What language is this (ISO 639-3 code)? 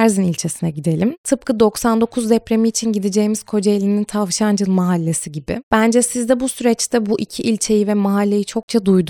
tur